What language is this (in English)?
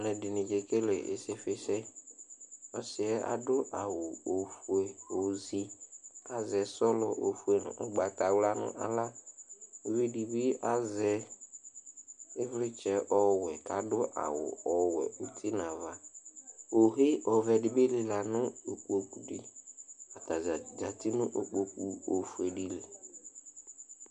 Ikposo